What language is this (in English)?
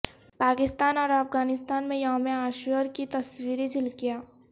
Urdu